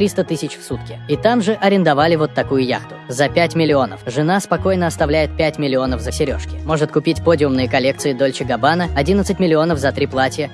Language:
Russian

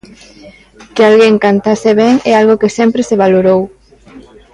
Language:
Galician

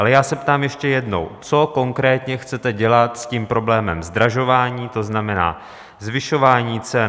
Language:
Czech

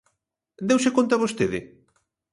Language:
Galician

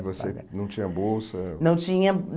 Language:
Portuguese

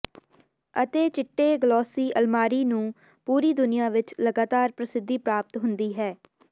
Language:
Punjabi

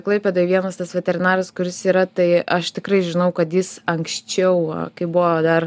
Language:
Lithuanian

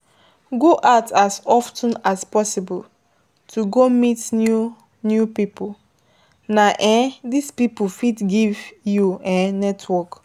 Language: Nigerian Pidgin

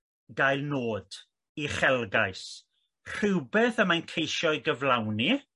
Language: Welsh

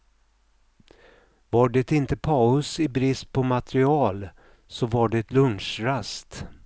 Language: Swedish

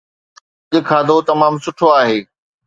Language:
Sindhi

